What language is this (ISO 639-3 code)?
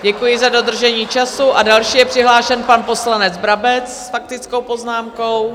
ces